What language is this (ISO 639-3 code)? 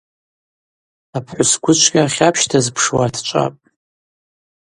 abq